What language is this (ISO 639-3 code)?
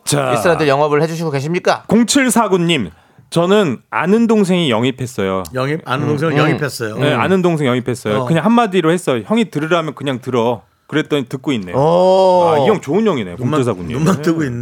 kor